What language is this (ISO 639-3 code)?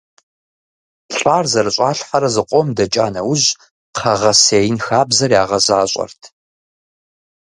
kbd